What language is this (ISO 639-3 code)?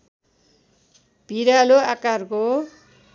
nep